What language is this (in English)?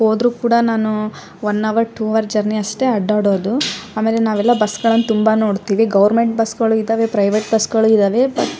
Kannada